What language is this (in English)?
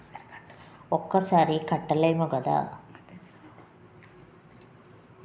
Telugu